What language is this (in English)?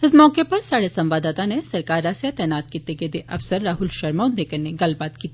Dogri